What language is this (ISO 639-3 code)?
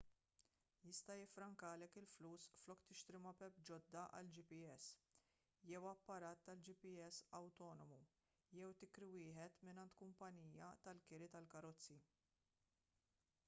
mlt